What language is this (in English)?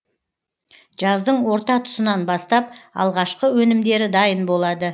Kazakh